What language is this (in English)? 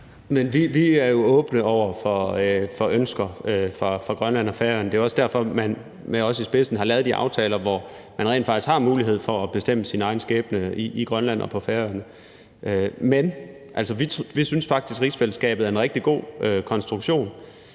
Danish